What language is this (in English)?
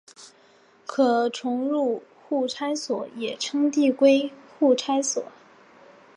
Chinese